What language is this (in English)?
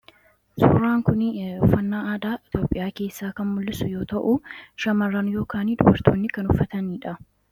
Oromo